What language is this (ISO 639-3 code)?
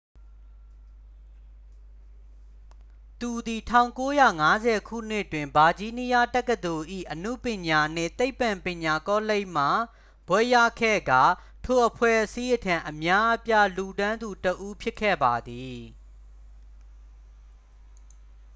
mya